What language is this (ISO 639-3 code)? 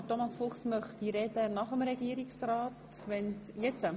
gsw